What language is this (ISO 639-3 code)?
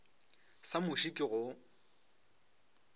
nso